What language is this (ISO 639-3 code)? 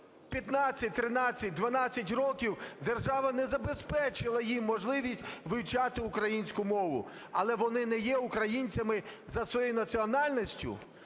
ukr